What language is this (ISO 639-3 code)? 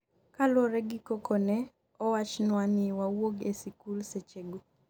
luo